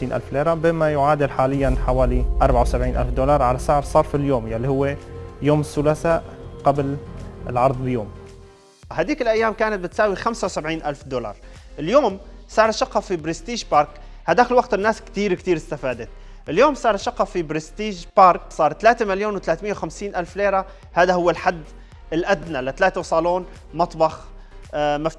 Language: Arabic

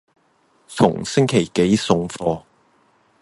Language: Cantonese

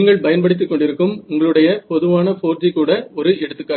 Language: Tamil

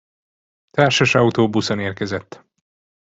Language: Hungarian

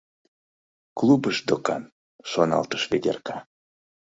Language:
Mari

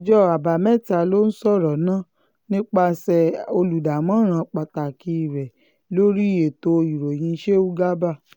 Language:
Yoruba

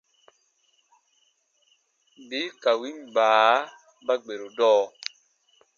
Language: Baatonum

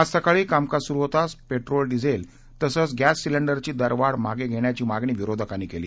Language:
Marathi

